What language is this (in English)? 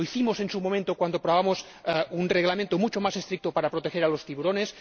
Spanish